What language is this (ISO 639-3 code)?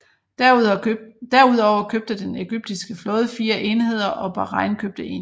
dan